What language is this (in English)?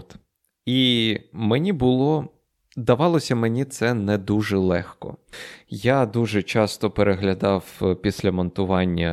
Ukrainian